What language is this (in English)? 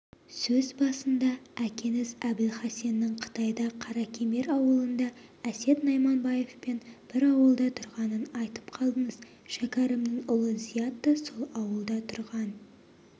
Kazakh